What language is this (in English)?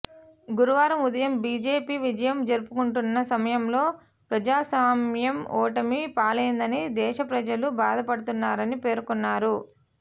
Telugu